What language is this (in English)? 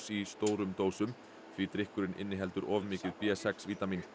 Icelandic